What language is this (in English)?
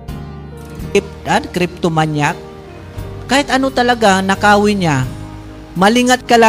Filipino